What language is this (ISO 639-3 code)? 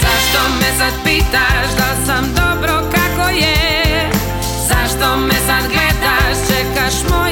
hrv